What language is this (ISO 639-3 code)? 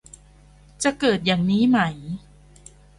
tha